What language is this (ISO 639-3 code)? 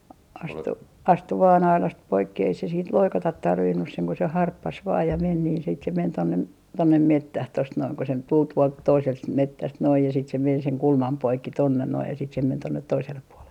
fin